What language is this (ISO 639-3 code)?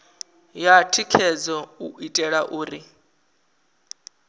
ven